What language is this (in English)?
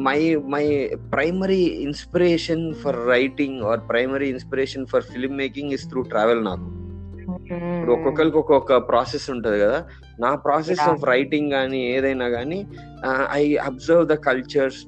Telugu